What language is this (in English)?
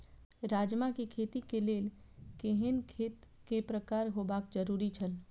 Maithili